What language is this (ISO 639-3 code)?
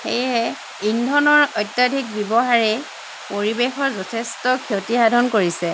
asm